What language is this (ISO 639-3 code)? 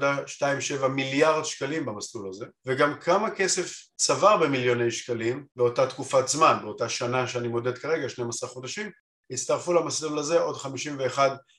heb